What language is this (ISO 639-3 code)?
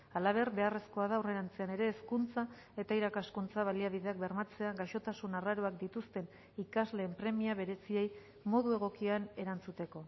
eus